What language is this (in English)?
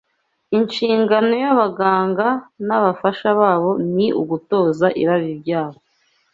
Kinyarwanda